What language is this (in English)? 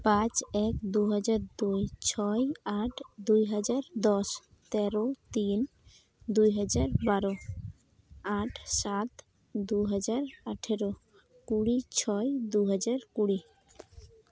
Santali